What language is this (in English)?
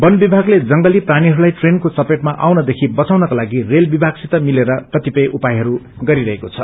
Nepali